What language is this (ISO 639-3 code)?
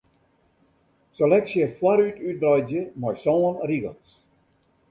fry